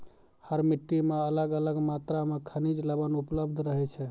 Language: Maithili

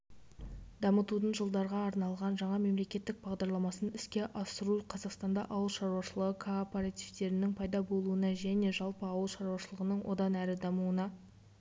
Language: Kazakh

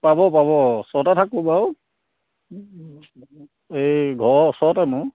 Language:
Assamese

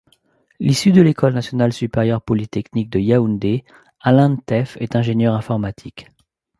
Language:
French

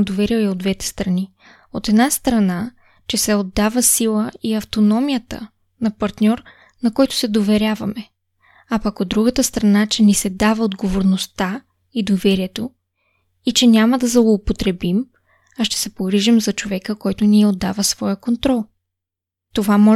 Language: Bulgarian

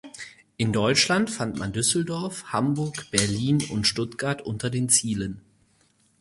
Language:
German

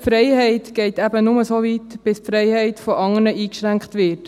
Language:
Swiss German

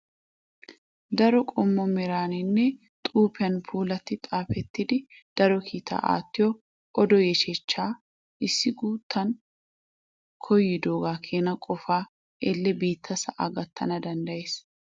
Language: Wolaytta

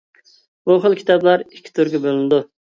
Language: Uyghur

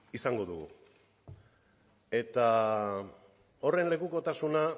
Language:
Basque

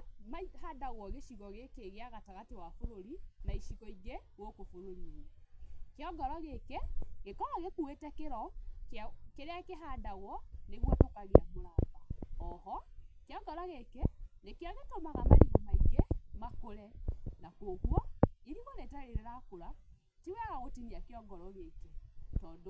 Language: Kikuyu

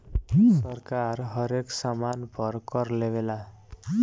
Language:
Bhojpuri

